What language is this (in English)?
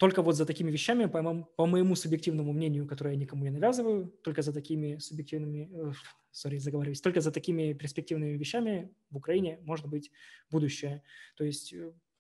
Russian